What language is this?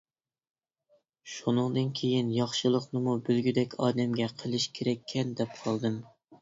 Uyghur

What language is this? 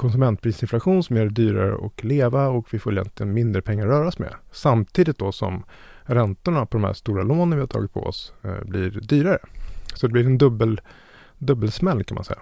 Swedish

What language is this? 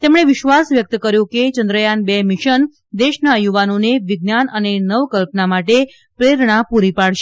Gujarati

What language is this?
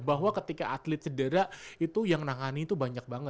Indonesian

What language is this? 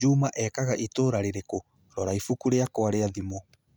Kikuyu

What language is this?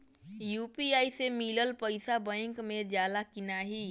Bhojpuri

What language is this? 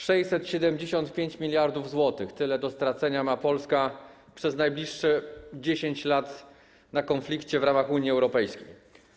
Polish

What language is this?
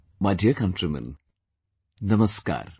English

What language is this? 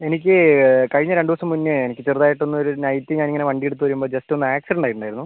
Malayalam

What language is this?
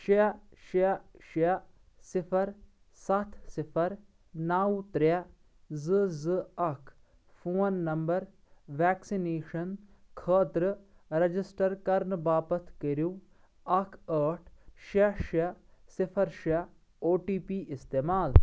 Kashmiri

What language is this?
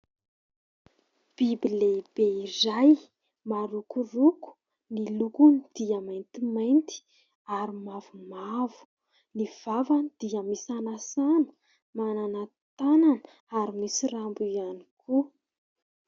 Malagasy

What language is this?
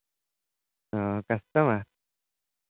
Santali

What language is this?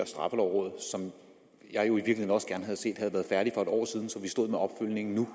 Danish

